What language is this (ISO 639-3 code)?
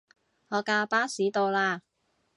yue